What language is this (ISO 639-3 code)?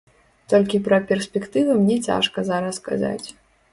bel